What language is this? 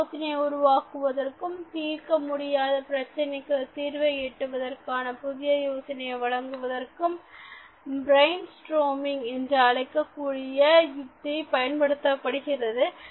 Tamil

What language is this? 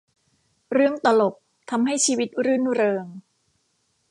Thai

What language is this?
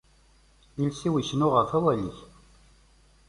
Kabyle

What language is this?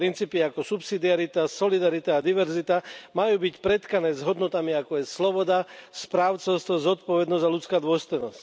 Slovak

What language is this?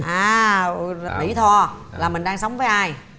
Vietnamese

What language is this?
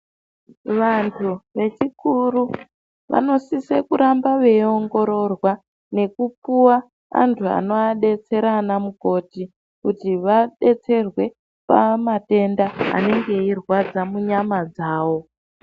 Ndau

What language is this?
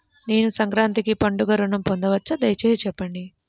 Telugu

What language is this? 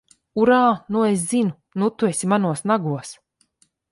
Latvian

